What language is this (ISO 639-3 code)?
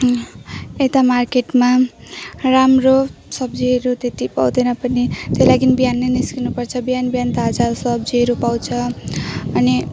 nep